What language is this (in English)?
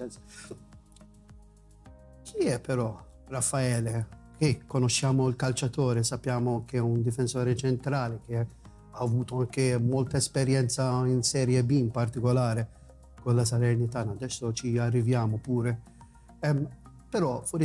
Italian